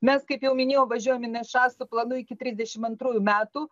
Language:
Lithuanian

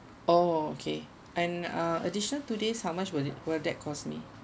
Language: English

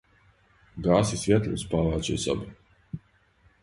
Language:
Serbian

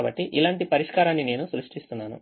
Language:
Telugu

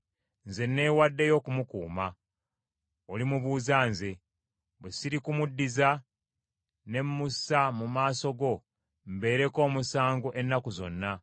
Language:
Ganda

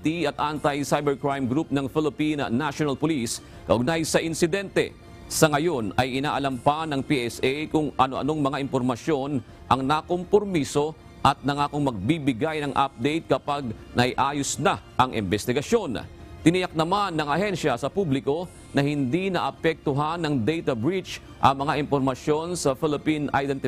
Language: Filipino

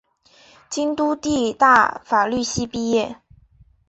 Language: Chinese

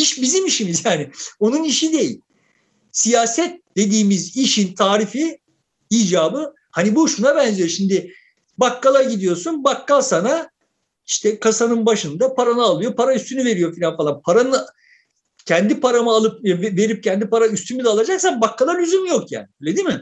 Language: Turkish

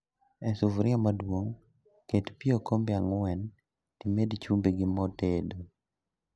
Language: Luo (Kenya and Tanzania)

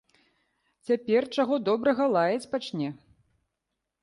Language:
Belarusian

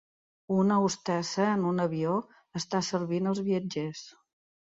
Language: Catalan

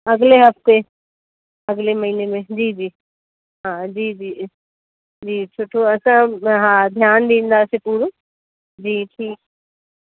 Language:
Sindhi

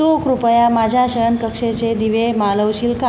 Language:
Marathi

